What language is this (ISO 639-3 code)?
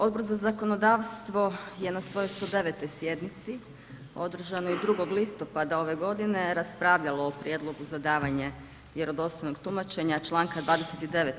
hrv